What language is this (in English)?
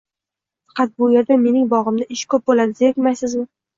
Uzbek